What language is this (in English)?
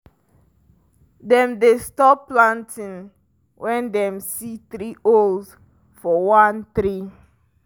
Nigerian Pidgin